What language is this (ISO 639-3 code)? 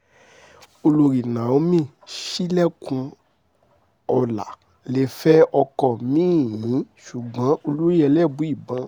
yor